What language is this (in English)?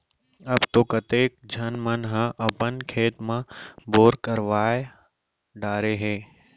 Chhattisgarhi